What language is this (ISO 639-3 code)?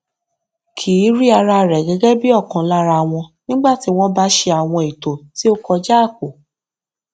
yor